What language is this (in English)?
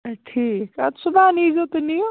Kashmiri